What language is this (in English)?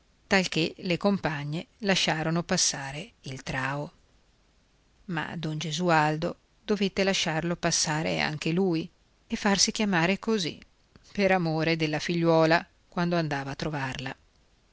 Italian